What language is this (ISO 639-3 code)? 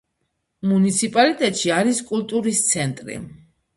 kat